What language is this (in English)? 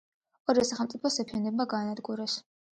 Georgian